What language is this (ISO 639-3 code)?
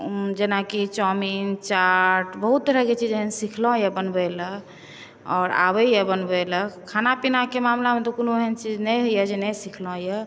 mai